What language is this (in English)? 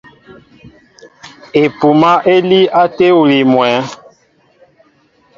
Mbo (Cameroon)